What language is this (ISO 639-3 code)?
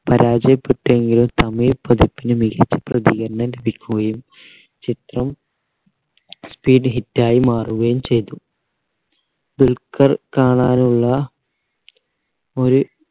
mal